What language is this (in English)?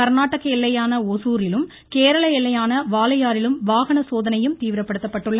Tamil